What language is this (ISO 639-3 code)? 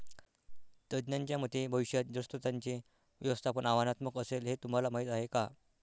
mar